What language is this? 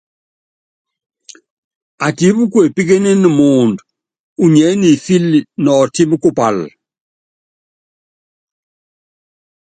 Yangben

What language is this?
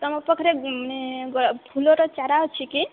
Odia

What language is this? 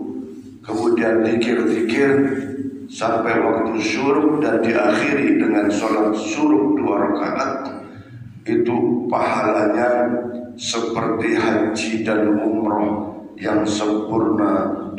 Indonesian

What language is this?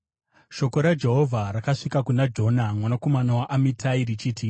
Shona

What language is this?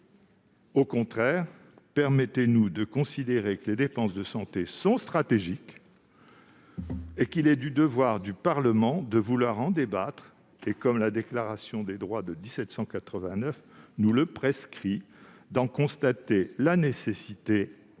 French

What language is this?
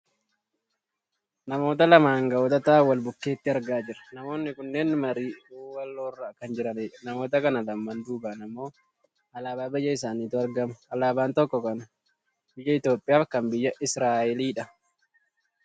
Oromo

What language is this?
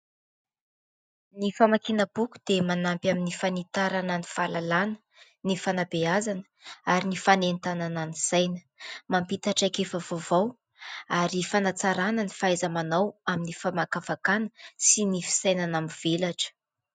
Malagasy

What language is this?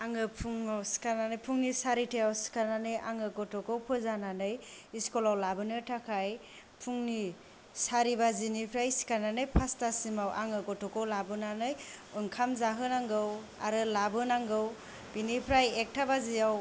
Bodo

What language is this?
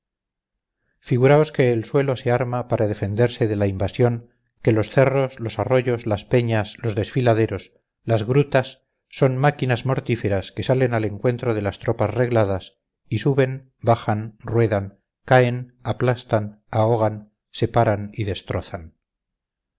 Spanish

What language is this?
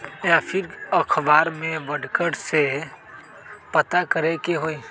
Magahi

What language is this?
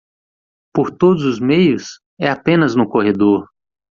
Portuguese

